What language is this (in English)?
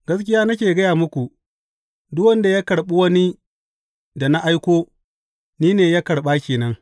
Hausa